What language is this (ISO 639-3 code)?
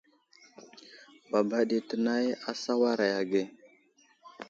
udl